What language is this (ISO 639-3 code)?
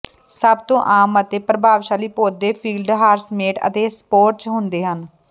pan